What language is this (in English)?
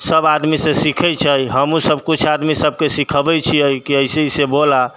Maithili